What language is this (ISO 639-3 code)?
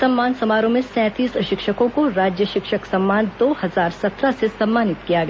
hin